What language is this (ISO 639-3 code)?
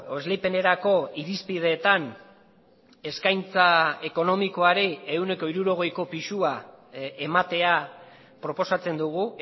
eus